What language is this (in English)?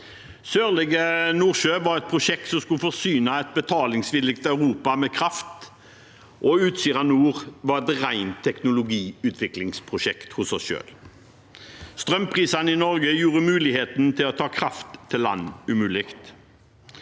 Norwegian